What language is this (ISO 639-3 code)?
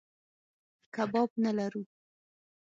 pus